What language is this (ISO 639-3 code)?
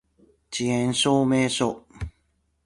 jpn